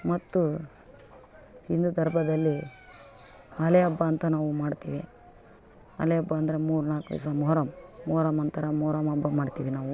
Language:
Kannada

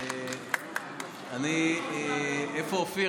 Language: Hebrew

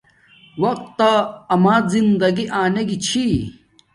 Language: Domaaki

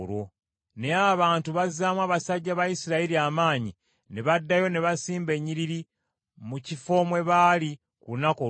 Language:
Ganda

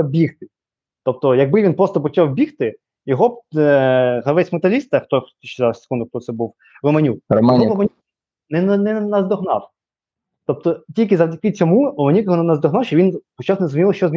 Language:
Ukrainian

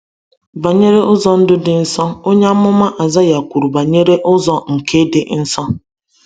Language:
Igbo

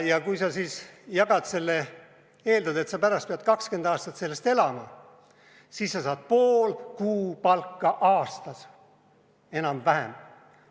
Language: Estonian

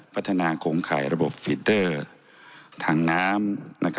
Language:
Thai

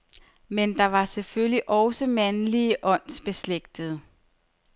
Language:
Danish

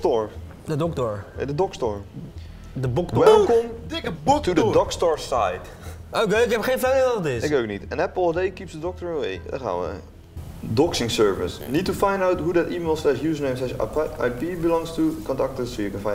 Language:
Dutch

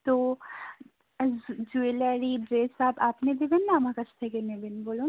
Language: Bangla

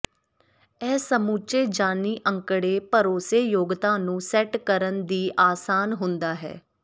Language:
Punjabi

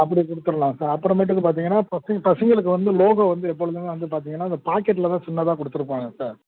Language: Tamil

